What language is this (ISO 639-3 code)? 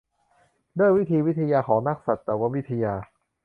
tha